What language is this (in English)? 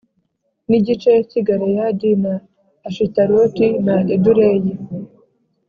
Kinyarwanda